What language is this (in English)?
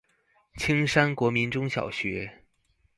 Chinese